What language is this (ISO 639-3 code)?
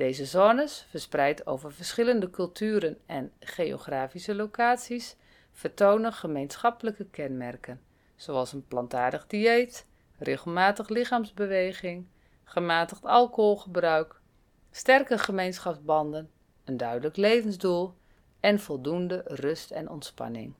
nld